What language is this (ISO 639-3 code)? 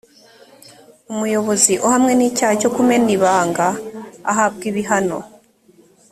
kin